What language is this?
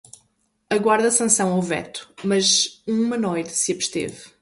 Portuguese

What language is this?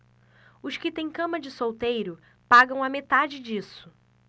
Portuguese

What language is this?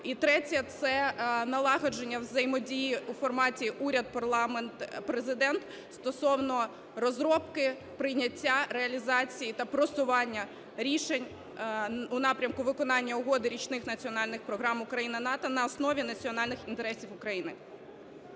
Ukrainian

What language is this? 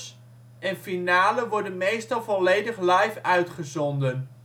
Dutch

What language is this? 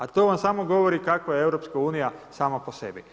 Croatian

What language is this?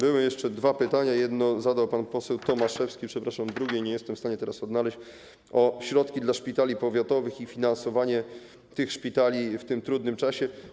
Polish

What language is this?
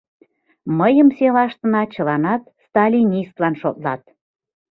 Mari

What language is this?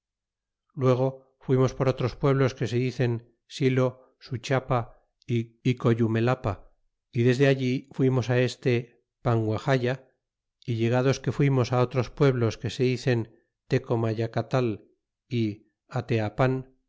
Spanish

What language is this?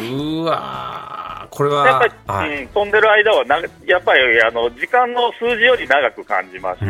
Japanese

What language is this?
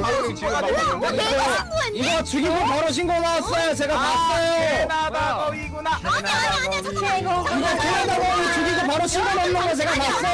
Korean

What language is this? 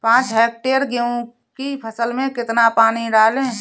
Hindi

